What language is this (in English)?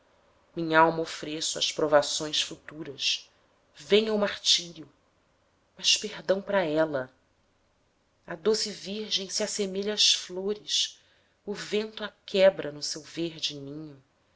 Portuguese